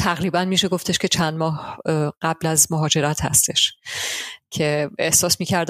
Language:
Persian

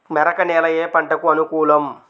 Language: Telugu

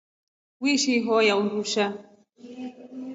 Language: Rombo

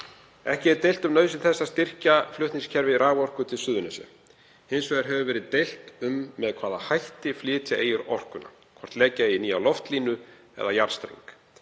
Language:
Icelandic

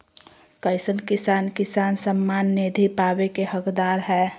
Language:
Magahi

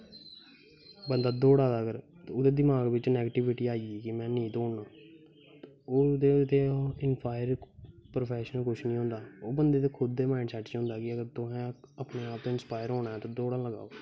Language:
Dogri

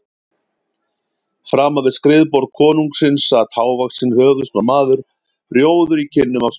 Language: Icelandic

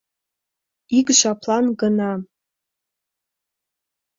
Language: Mari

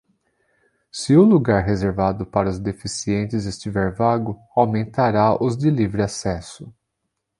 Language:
Portuguese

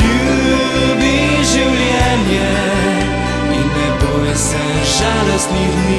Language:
Slovenian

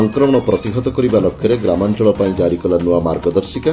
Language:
Odia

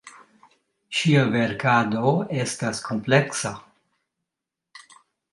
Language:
Esperanto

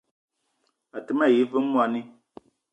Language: Eton (Cameroon)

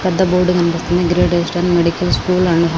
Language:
Telugu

